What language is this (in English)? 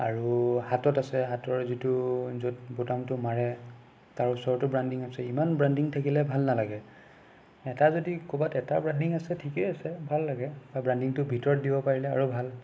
Assamese